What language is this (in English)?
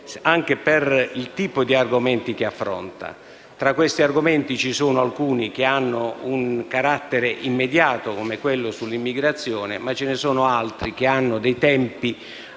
Italian